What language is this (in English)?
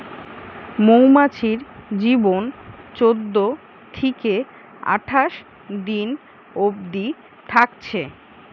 Bangla